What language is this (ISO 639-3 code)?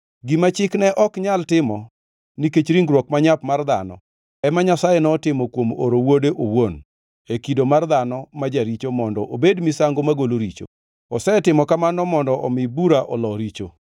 luo